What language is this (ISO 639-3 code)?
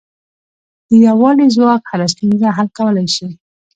pus